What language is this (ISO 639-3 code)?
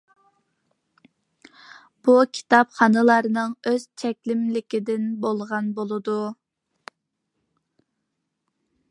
uig